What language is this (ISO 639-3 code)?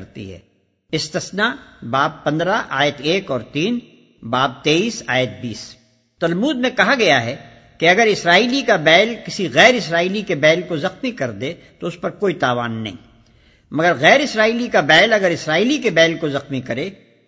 urd